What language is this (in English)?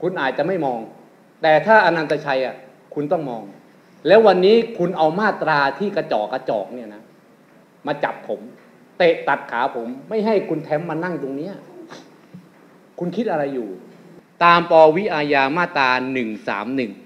Thai